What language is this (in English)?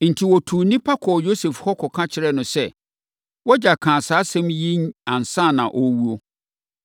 Akan